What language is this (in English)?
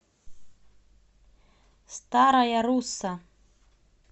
Russian